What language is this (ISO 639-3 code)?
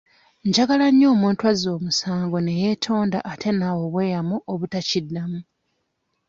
lug